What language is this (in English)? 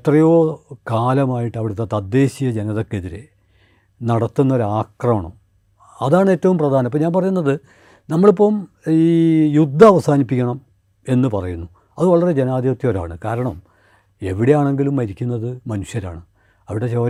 Malayalam